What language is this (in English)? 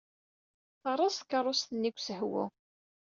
Kabyle